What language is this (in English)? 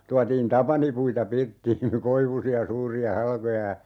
Finnish